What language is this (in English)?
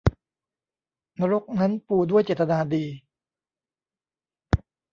Thai